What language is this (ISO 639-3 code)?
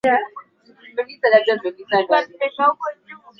swa